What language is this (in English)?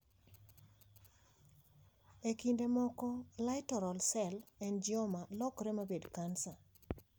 Luo (Kenya and Tanzania)